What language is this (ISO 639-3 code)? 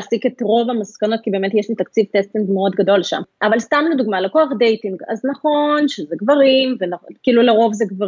heb